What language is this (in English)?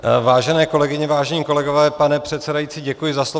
Czech